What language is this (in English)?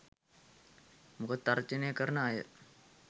Sinhala